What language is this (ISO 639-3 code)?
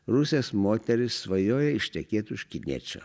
lit